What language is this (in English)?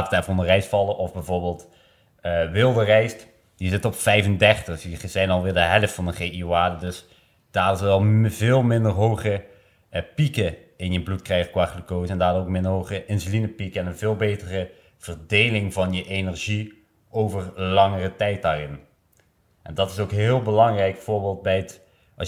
Dutch